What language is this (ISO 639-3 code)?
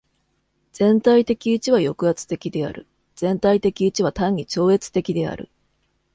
jpn